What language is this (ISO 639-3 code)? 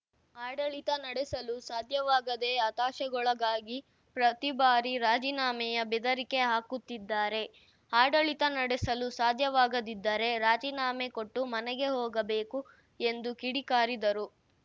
kan